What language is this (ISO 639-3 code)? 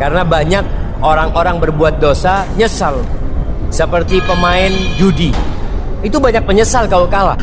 ind